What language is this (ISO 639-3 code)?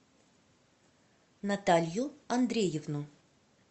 rus